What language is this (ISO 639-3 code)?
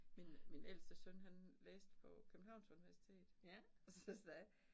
dan